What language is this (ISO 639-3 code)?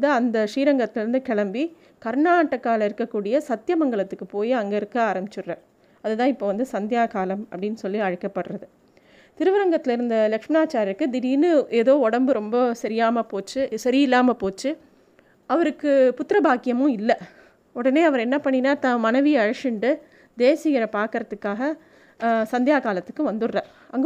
tam